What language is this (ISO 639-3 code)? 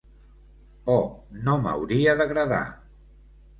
cat